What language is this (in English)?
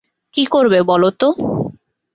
Bangla